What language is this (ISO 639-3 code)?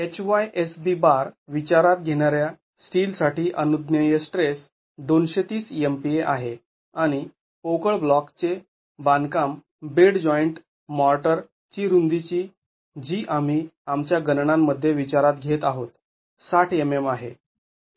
mar